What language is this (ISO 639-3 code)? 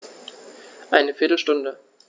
deu